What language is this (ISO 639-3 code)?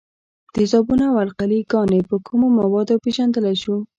pus